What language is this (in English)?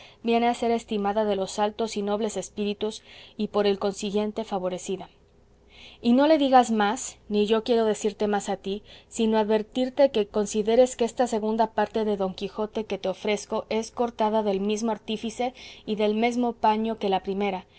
Spanish